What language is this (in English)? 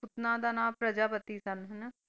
Punjabi